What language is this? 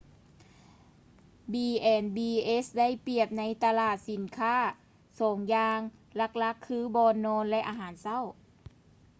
Lao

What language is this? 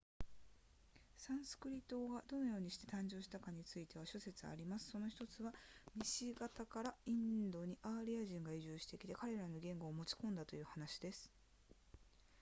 Japanese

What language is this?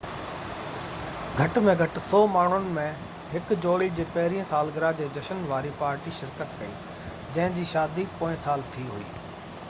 Sindhi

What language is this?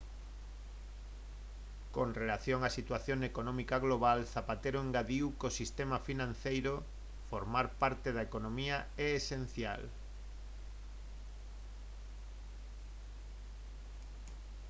Galician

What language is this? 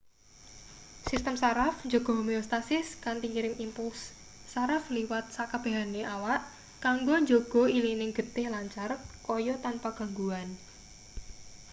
Javanese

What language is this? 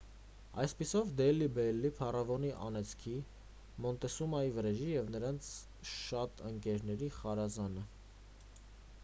Armenian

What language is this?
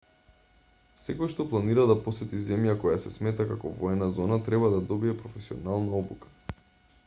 Macedonian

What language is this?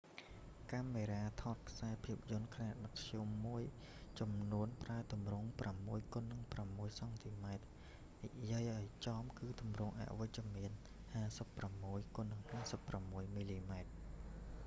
Khmer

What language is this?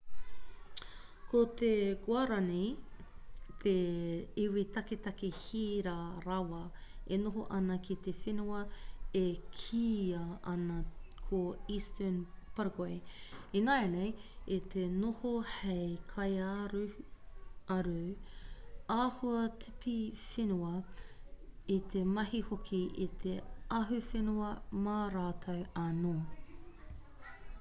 Māori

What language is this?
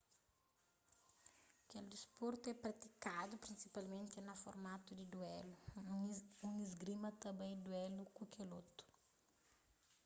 Kabuverdianu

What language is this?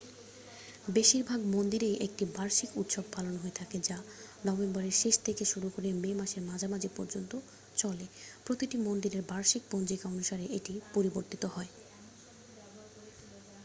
Bangla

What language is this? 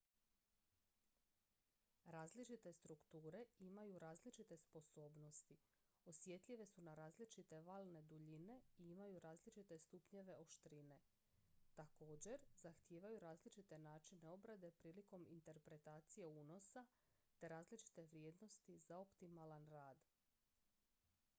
Croatian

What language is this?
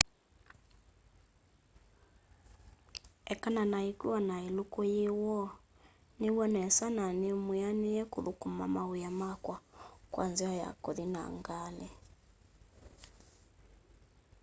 Kamba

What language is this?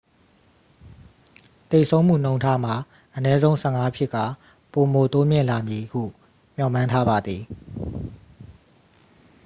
Burmese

